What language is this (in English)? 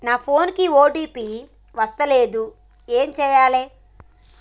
Telugu